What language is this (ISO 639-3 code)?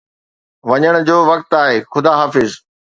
snd